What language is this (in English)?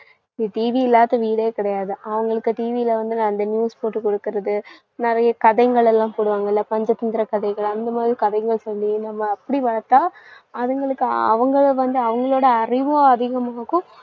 Tamil